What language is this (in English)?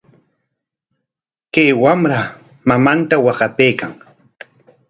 Corongo Ancash Quechua